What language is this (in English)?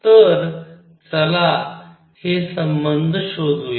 Marathi